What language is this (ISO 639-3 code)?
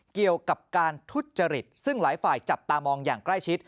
tha